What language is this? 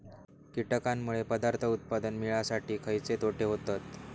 Marathi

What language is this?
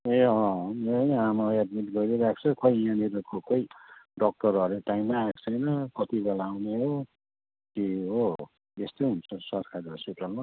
Nepali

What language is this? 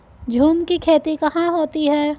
Hindi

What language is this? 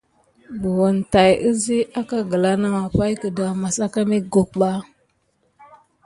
Gidar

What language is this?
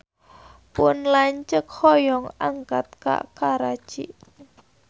Sundanese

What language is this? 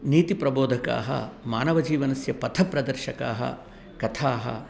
Sanskrit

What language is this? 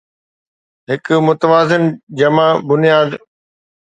Sindhi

